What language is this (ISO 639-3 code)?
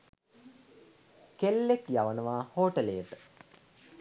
sin